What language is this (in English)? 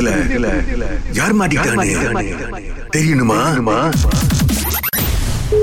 Tamil